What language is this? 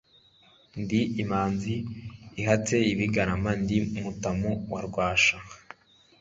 Kinyarwanda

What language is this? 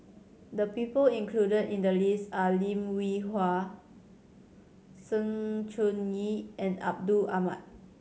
English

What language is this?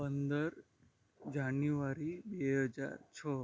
Gujarati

